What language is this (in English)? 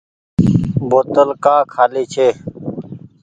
Goaria